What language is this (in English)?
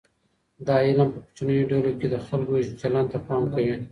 Pashto